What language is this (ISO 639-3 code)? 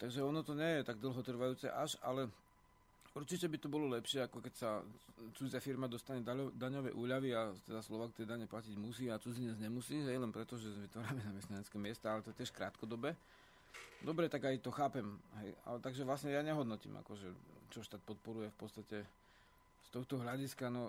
slk